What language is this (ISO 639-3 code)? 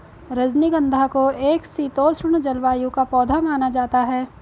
hin